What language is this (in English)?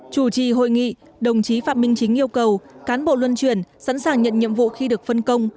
Vietnamese